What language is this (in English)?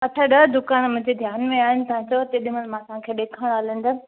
Sindhi